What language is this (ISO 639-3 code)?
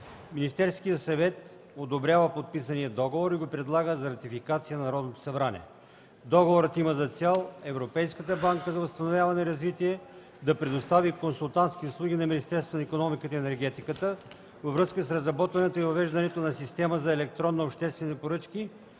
bul